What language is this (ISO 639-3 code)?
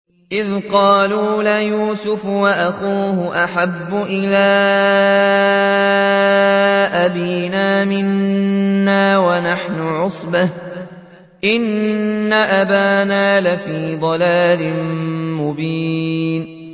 ara